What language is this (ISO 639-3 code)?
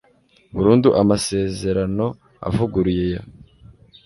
kin